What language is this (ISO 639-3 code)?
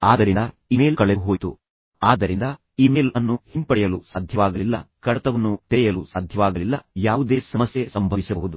kan